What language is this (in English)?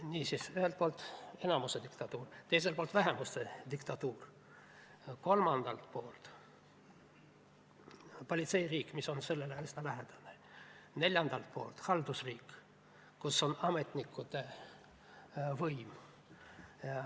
Estonian